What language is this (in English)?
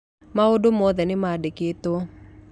Kikuyu